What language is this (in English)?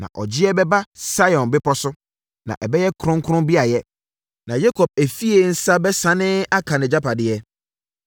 Akan